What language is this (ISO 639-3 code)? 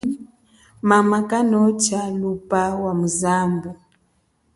cjk